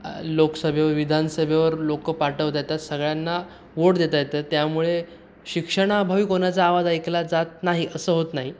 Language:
Marathi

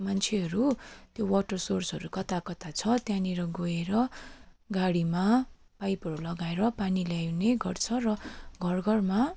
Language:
Nepali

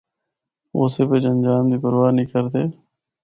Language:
Northern Hindko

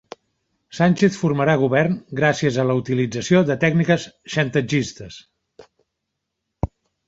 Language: Catalan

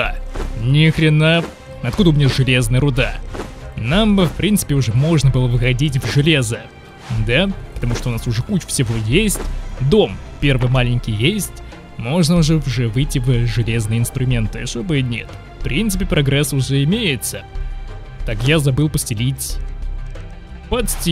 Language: Russian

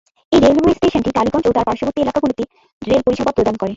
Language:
Bangla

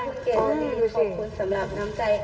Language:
Thai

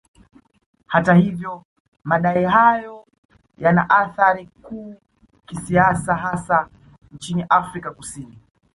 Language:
Swahili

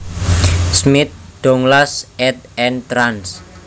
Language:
Javanese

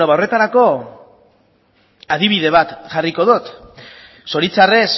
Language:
Basque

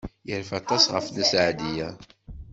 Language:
Kabyle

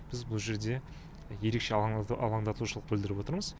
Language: Kazakh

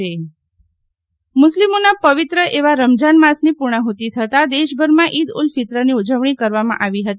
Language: Gujarati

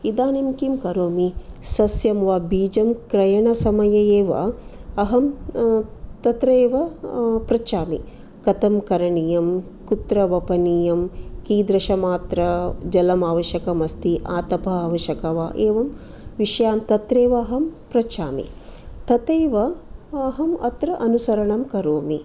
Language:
Sanskrit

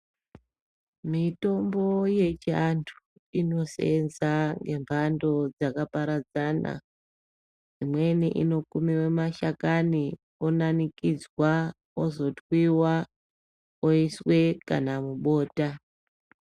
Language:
Ndau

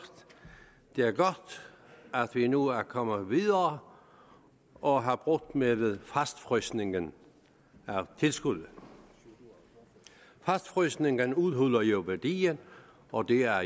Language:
Danish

